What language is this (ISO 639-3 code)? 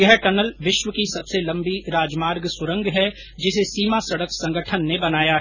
hin